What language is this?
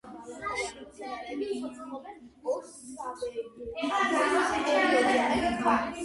Georgian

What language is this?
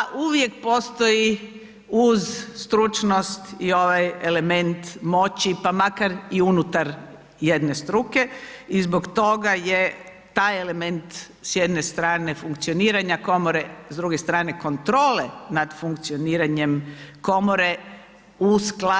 Croatian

